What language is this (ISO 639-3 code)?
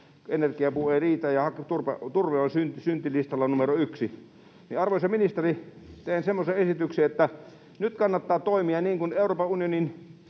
fin